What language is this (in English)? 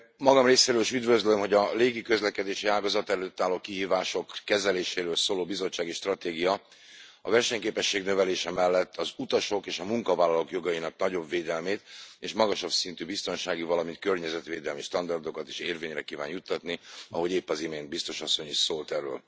Hungarian